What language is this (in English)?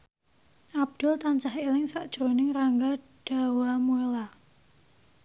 Javanese